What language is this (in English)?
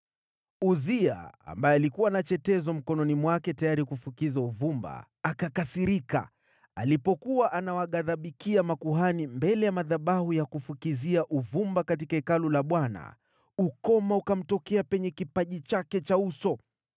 Swahili